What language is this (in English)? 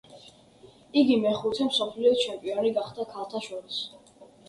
Georgian